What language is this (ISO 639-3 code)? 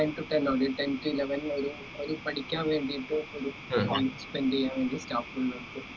mal